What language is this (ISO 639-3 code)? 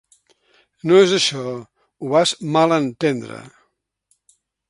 cat